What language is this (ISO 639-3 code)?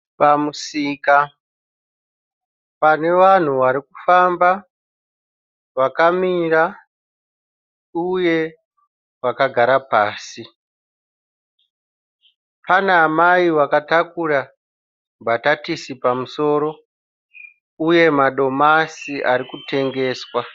sna